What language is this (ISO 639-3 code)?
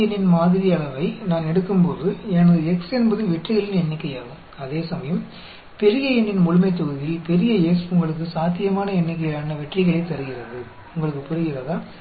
tam